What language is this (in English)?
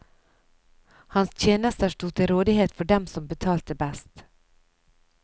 Norwegian